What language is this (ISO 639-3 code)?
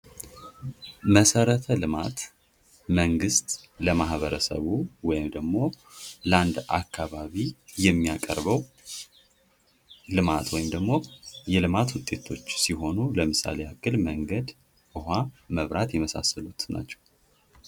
amh